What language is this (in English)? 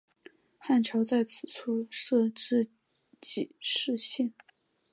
Chinese